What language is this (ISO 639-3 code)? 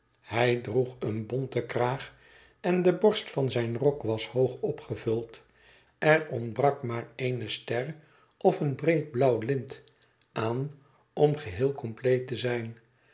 nld